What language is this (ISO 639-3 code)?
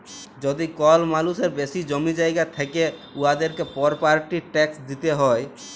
ben